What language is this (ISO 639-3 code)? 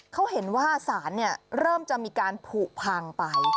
tha